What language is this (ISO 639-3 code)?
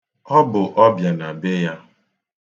ibo